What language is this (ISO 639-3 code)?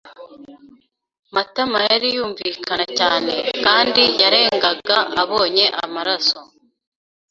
kin